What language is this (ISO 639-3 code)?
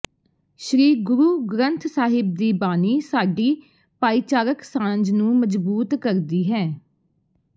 pan